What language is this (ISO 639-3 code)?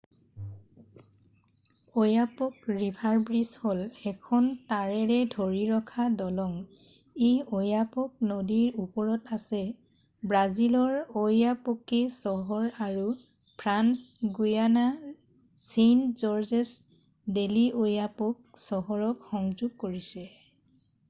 asm